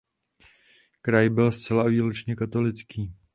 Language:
Czech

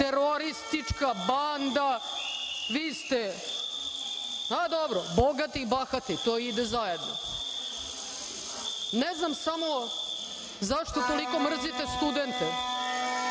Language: Serbian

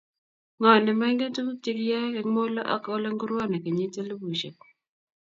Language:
Kalenjin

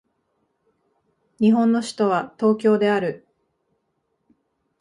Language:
Japanese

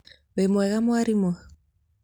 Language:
Kikuyu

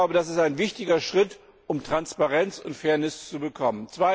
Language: German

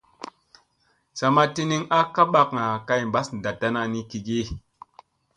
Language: Musey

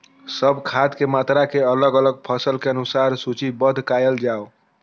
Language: Maithili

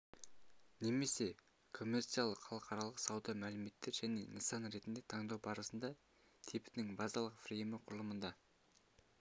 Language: Kazakh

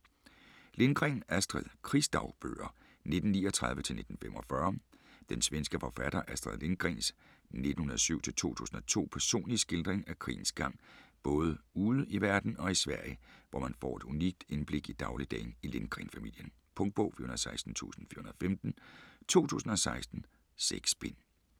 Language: Danish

